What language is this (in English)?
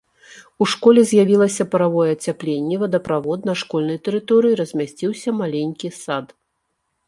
Belarusian